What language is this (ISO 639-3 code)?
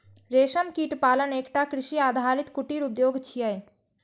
mai